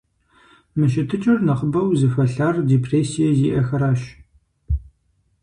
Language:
Kabardian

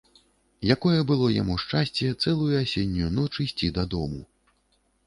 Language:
Belarusian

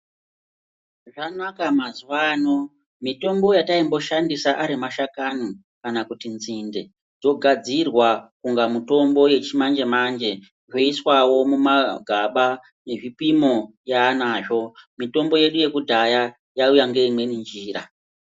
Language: Ndau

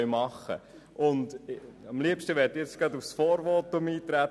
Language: Swiss German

